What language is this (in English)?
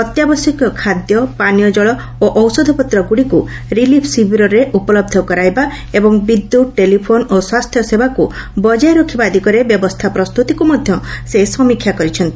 Odia